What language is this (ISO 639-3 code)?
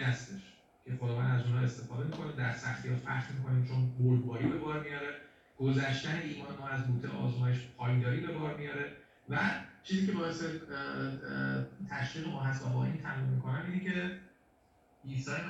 fas